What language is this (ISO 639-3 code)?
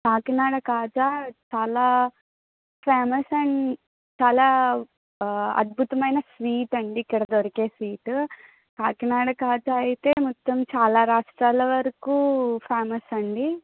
tel